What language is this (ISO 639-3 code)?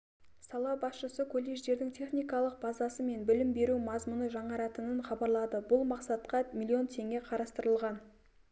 kaz